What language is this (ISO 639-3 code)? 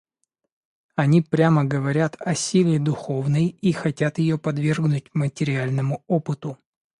rus